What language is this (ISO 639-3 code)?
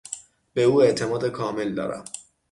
fas